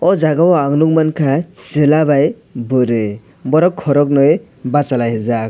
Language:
Kok Borok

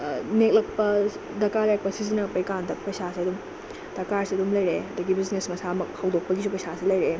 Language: Manipuri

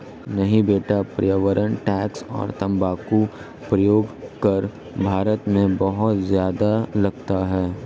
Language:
Hindi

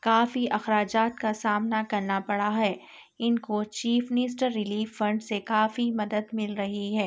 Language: Urdu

